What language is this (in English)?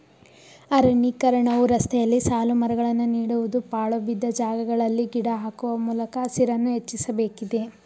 Kannada